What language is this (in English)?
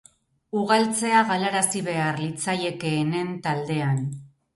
Basque